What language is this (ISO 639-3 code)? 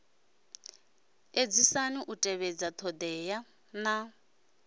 ven